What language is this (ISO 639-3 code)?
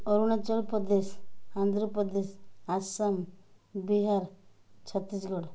ori